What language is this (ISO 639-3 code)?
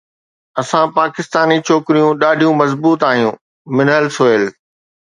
snd